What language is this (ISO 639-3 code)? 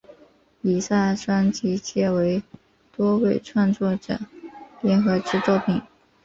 zho